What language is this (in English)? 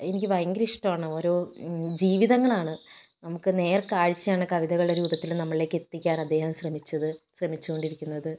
Malayalam